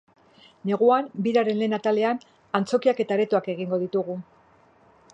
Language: Basque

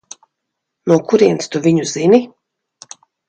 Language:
Latvian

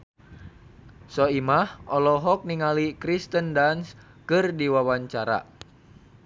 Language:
Sundanese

